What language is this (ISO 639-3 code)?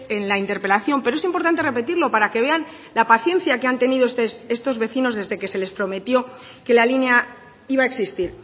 spa